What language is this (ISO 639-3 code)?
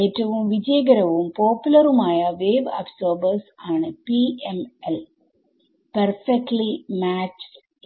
mal